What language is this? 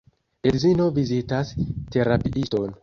Esperanto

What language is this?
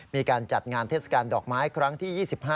Thai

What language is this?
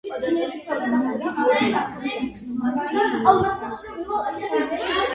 Georgian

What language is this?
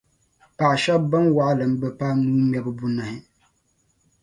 Dagbani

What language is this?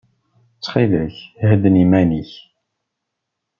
Kabyle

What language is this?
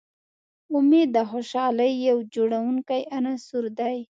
Pashto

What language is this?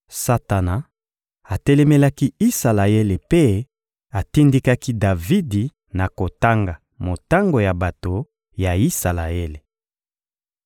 Lingala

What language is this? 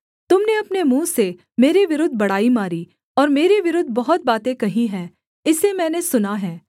Hindi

